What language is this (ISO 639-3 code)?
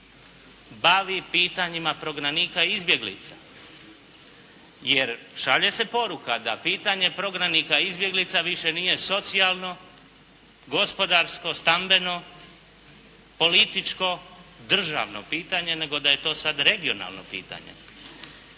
hrv